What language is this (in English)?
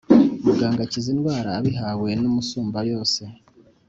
Kinyarwanda